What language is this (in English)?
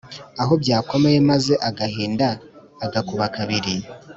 Kinyarwanda